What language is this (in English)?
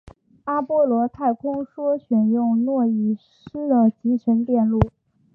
Chinese